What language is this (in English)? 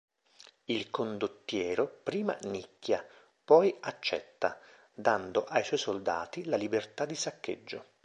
Italian